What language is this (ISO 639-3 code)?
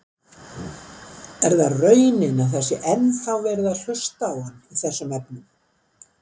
isl